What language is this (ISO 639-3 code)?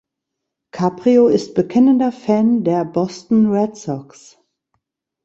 deu